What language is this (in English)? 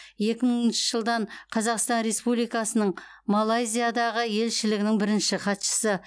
Kazakh